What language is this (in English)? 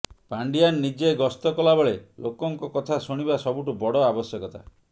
Odia